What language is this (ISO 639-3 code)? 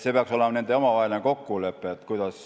est